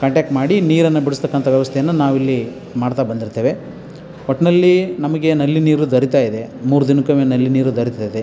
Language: Kannada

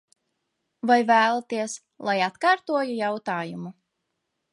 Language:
Latvian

